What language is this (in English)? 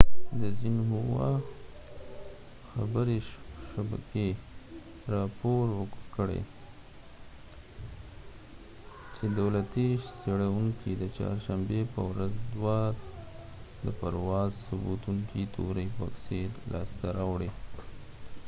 Pashto